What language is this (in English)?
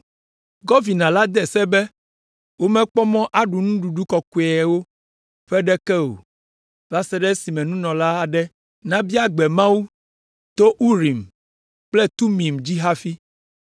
Ewe